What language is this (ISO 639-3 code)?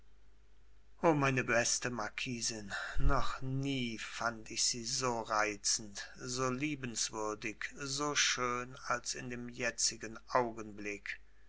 deu